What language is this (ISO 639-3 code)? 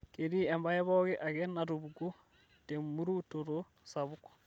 mas